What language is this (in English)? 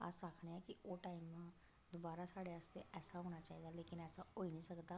Dogri